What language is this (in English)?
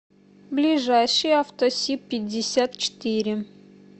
Russian